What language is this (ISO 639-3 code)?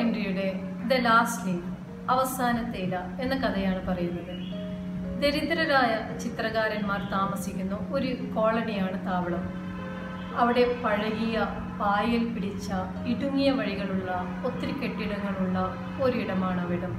mal